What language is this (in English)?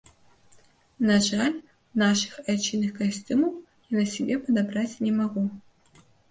Belarusian